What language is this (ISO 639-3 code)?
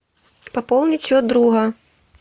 rus